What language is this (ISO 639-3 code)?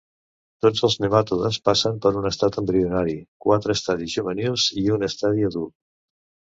cat